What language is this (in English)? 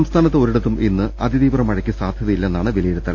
Malayalam